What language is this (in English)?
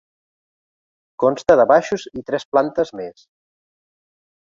Catalan